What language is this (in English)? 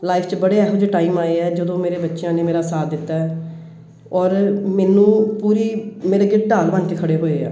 Punjabi